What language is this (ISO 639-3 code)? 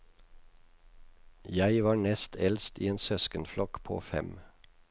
nor